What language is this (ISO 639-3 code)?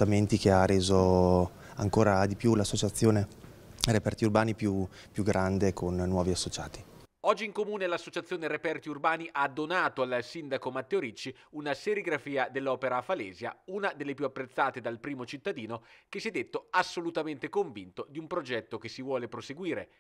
ita